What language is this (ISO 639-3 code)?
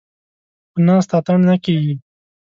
pus